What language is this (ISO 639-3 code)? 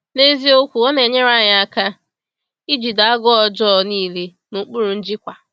ibo